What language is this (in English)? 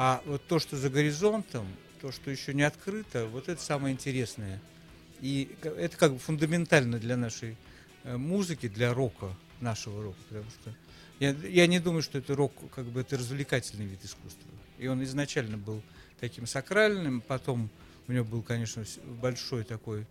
Russian